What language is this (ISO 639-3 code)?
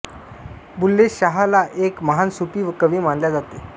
mar